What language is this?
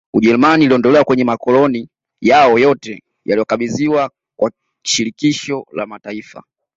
Swahili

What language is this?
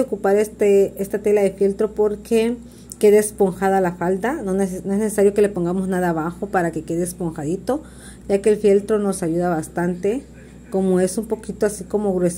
Spanish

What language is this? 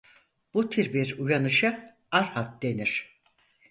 Turkish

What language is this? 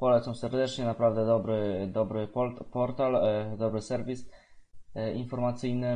Polish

